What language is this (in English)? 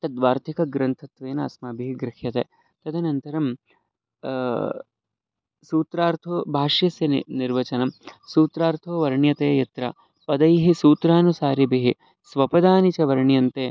Sanskrit